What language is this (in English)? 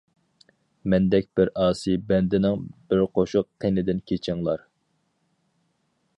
Uyghur